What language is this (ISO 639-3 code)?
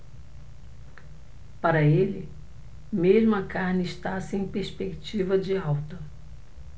por